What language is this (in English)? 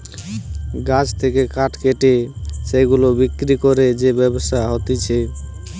Bangla